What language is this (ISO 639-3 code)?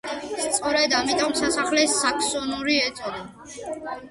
kat